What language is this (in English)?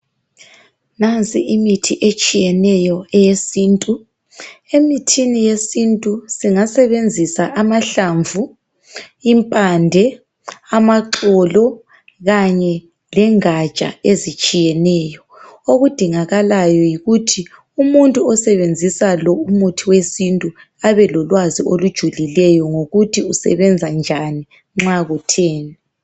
North Ndebele